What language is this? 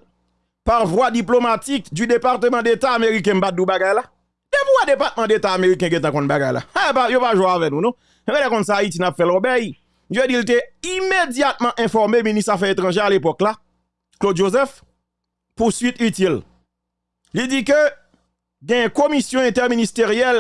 French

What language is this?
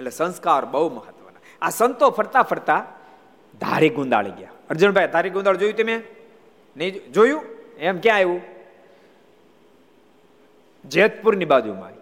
Gujarati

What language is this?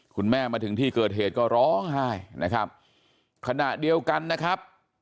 Thai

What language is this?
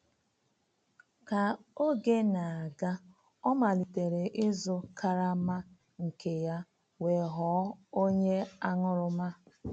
Igbo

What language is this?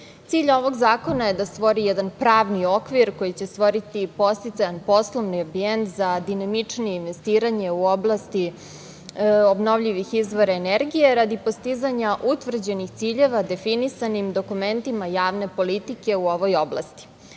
Serbian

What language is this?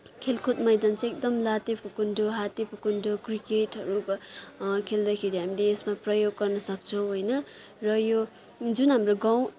Nepali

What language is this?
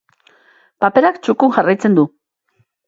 Basque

